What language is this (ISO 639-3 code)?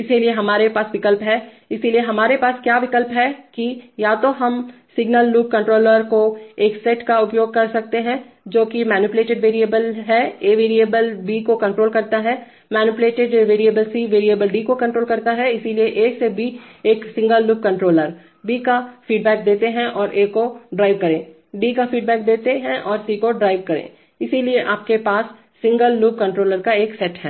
hin